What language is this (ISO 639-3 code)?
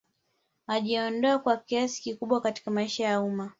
swa